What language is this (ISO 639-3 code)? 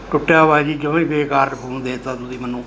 pan